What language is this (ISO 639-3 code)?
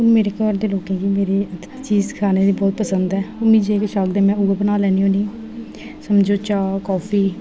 doi